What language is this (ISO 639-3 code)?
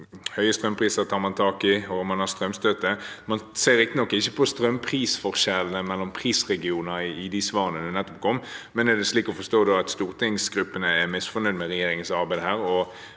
nor